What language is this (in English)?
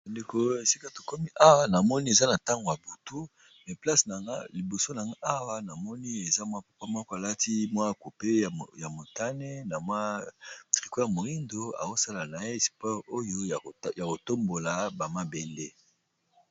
Lingala